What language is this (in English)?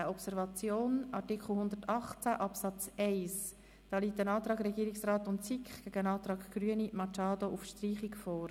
Swiss German